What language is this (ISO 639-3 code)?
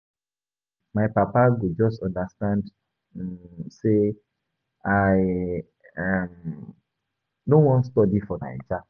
pcm